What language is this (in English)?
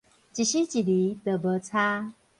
Min Nan Chinese